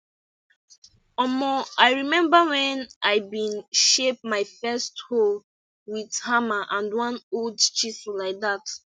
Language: Nigerian Pidgin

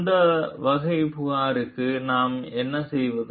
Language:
Tamil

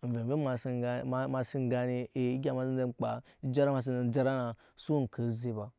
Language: Nyankpa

